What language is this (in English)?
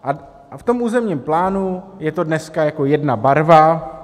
Czech